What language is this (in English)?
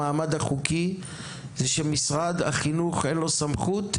Hebrew